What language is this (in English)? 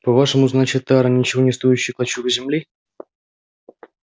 Russian